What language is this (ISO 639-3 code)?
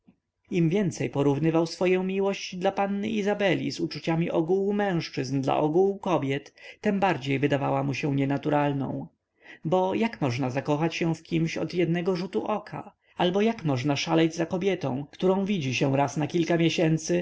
pol